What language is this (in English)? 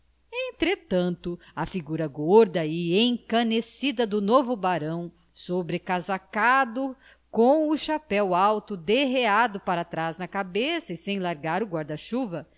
Portuguese